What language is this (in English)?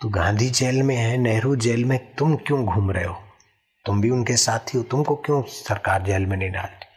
Hindi